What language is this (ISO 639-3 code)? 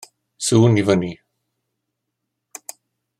cym